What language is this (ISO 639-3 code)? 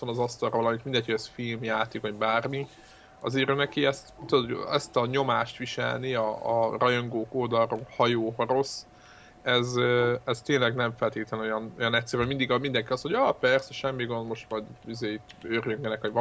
hun